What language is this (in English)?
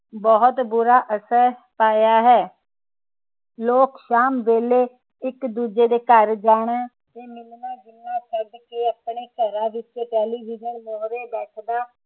Punjabi